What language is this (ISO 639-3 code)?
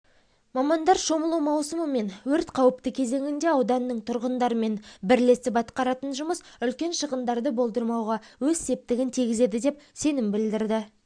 kaz